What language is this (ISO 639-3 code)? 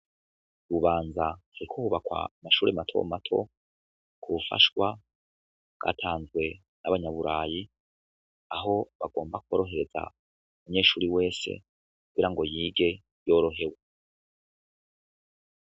run